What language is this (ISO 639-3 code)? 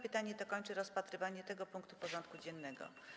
pol